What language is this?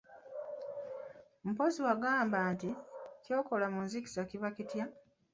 Ganda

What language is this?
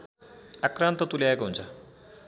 Nepali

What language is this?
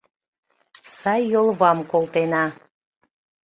Mari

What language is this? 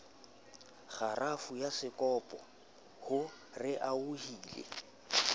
Southern Sotho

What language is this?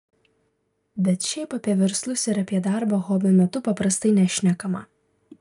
Lithuanian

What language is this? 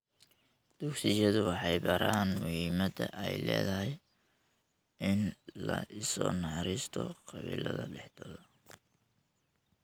Somali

